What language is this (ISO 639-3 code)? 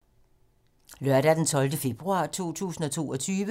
dan